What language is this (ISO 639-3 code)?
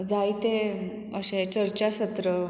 kok